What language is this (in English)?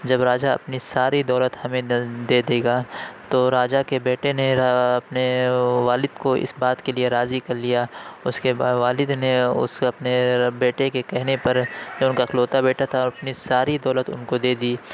Urdu